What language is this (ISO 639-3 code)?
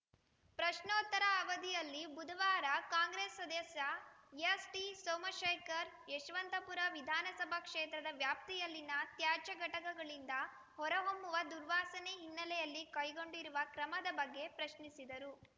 kan